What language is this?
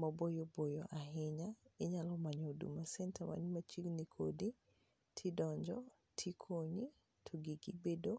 Luo (Kenya and Tanzania)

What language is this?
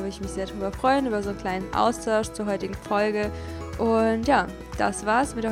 German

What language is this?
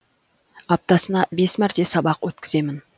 Kazakh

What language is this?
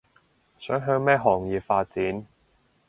Cantonese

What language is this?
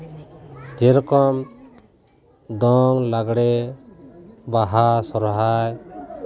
Santali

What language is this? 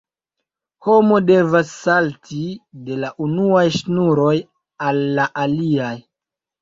Esperanto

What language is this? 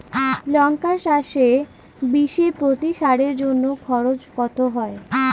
Bangla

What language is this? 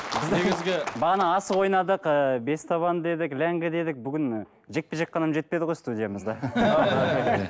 Kazakh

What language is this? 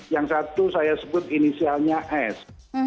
Indonesian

